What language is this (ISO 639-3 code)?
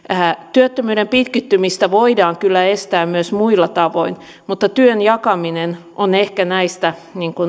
fin